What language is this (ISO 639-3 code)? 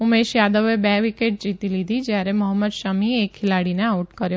guj